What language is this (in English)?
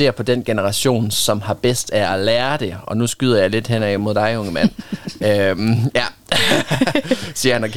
Danish